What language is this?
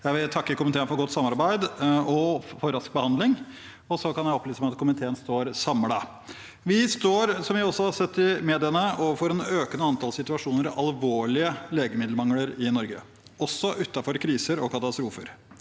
Norwegian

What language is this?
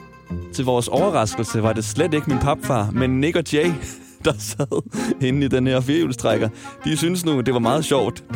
Danish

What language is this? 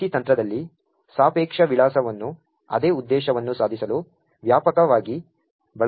Kannada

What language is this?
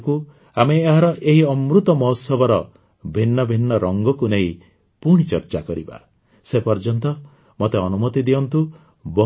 Odia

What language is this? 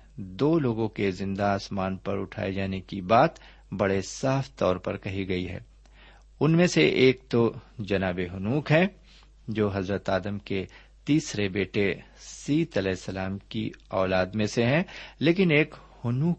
Urdu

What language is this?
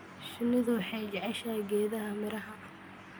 Somali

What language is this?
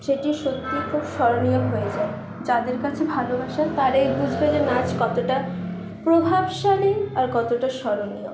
Bangla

